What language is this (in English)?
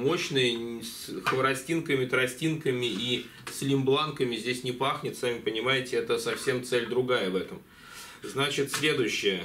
Russian